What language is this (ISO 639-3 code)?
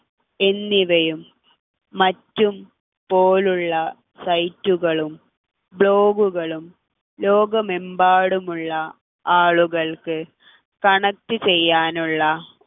mal